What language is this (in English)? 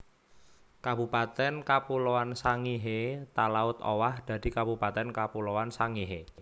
Javanese